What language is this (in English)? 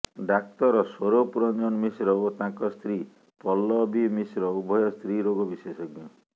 Odia